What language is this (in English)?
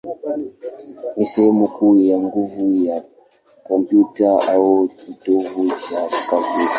Swahili